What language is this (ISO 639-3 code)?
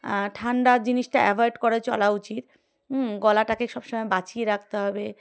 ben